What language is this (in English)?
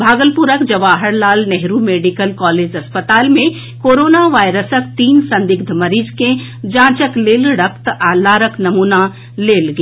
Maithili